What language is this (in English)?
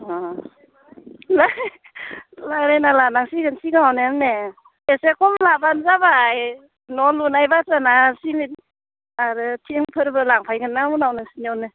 Bodo